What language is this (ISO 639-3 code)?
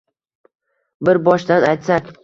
uzb